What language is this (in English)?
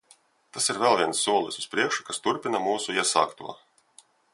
Latvian